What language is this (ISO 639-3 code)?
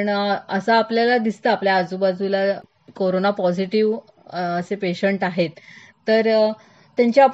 mar